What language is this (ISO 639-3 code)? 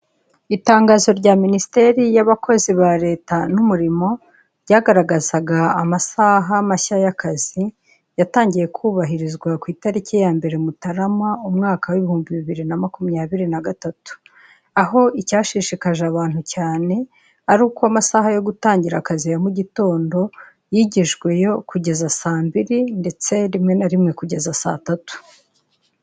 kin